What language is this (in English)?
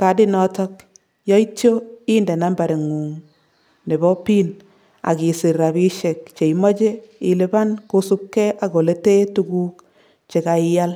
Kalenjin